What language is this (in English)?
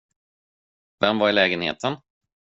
Swedish